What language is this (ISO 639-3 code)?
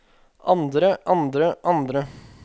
nor